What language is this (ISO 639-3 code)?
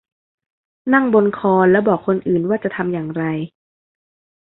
tha